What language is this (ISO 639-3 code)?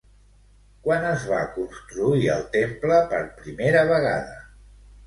cat